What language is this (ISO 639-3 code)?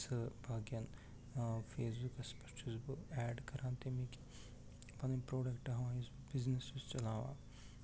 kas